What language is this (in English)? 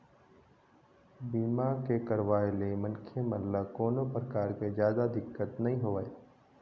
Chhattisgarhi